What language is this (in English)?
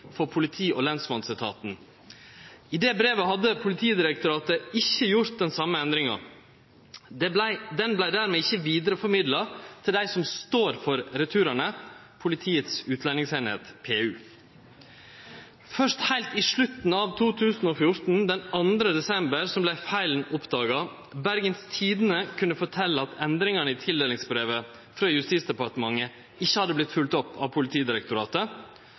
Norwegian Nynorsk